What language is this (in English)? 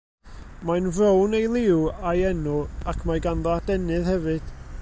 Welsh